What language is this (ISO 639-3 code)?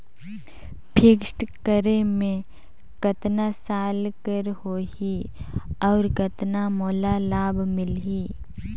hne